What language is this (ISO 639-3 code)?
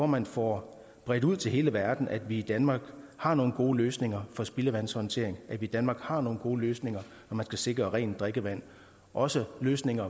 dan